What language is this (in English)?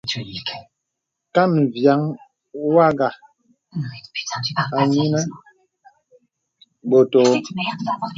Bebele